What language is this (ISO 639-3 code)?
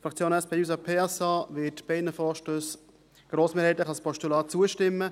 gsw